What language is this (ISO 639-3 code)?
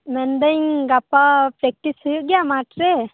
sat